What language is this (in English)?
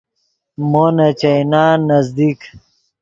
Yidgha